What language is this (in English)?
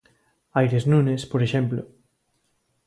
Galician